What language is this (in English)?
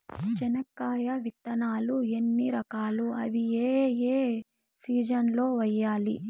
Telugu